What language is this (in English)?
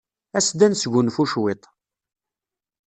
Kabyle